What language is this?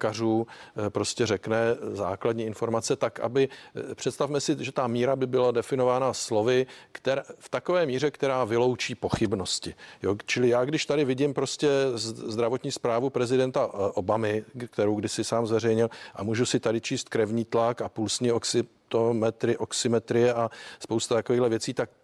Czech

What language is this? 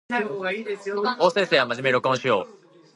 Japanese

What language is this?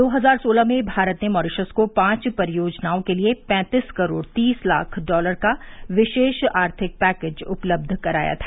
Hindi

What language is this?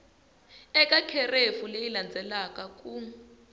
Tsonga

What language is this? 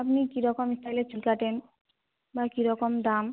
Bangla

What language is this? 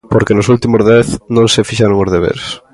Galician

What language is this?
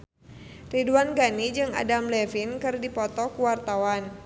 Sundanese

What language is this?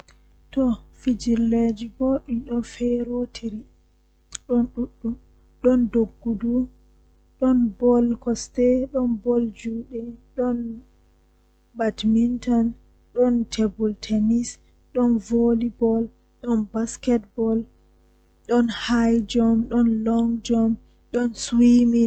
Western Niger Fulfulde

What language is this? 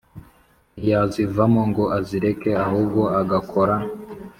Kinyarwanda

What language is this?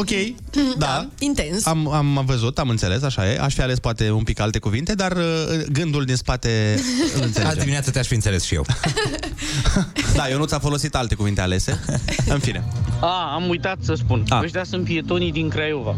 Romanian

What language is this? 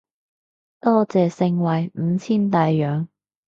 Cantonese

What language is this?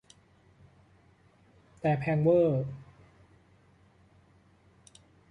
Thai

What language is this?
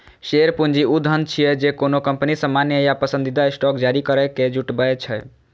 Maithili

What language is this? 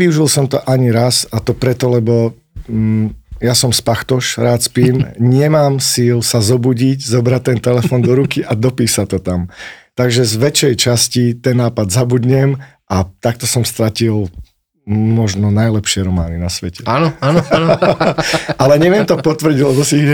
Slovak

